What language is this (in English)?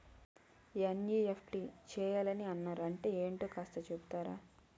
Telugu